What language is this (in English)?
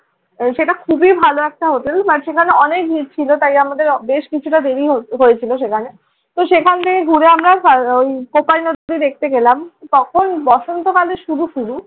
Bangla